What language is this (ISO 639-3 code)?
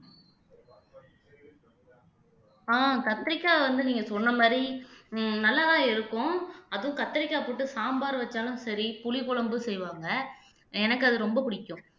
tam